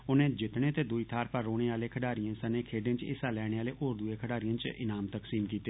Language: Dogri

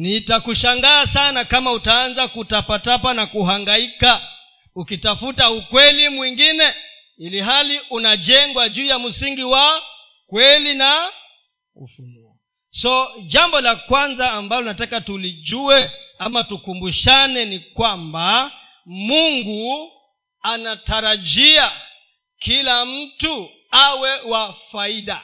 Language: Swahili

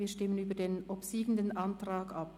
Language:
Swiss German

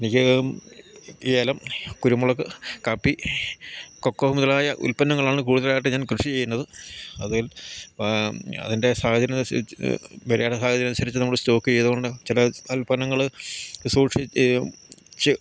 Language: Malayalam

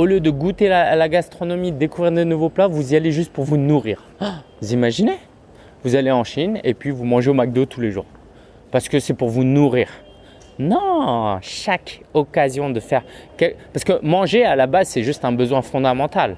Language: French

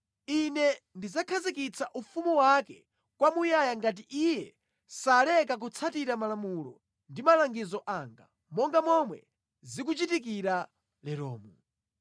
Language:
Nyanja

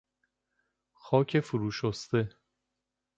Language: Persian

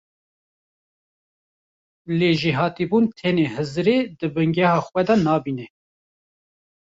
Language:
Kurdish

